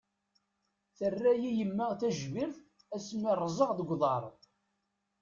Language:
Kabyle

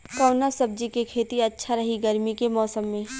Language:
Bhojpuri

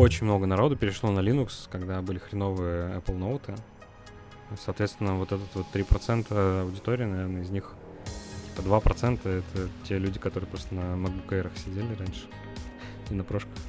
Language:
Russian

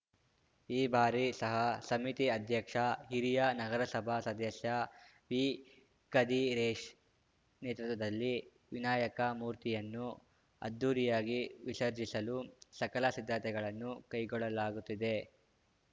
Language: Kannada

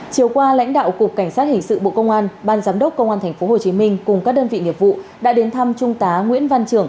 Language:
Vietnamese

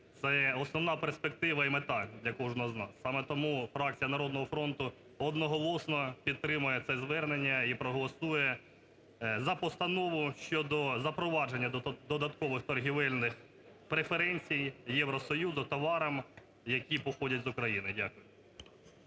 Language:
Ukrainian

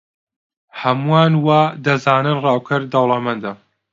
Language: Central Kurdish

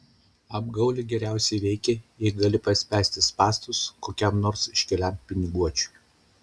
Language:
Lithuanian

